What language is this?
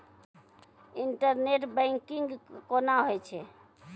Maithili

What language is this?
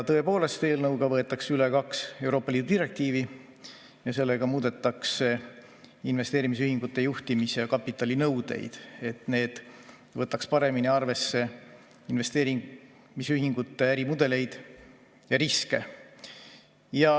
Estonian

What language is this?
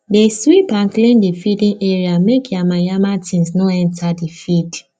Nigerian Pidgin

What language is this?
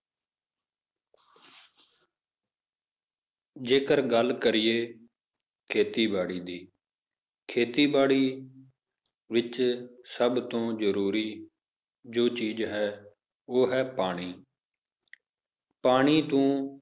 Punjabi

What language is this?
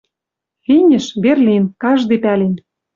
Western Mari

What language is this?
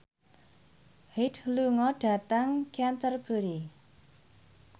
Javanese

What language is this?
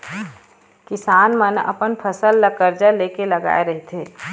Chhattisgarhi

